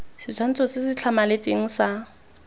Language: Tswana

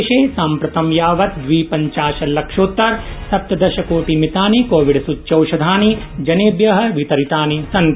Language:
Sanskrit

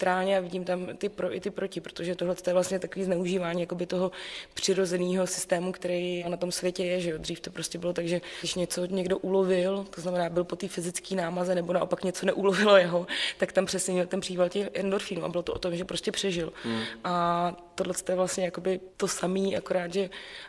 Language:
Czech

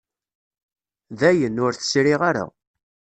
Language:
Kabyle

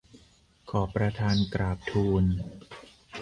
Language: Thai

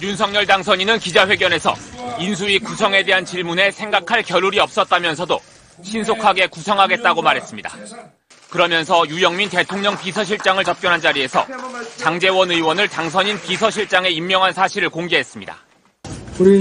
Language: Korean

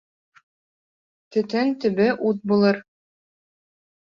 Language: Bashkir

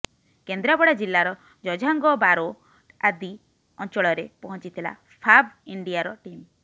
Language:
Odia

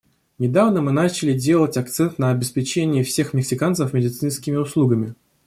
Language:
Russian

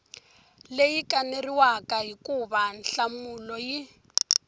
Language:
Tsonga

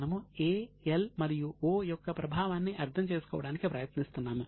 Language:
Telugu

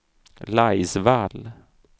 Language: Swedish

